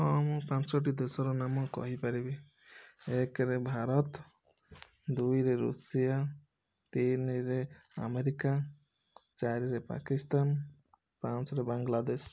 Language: Odia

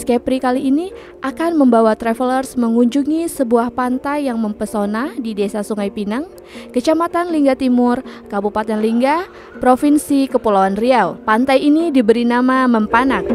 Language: Indonesian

